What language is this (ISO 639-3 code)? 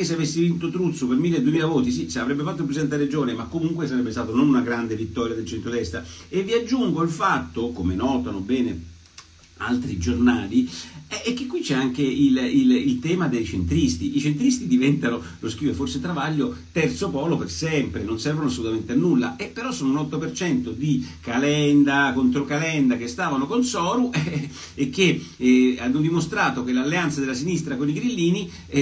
ita